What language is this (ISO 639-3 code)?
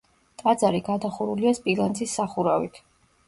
kat